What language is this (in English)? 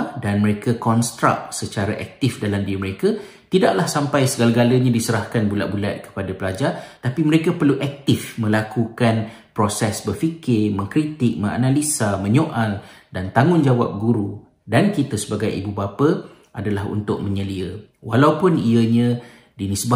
Malay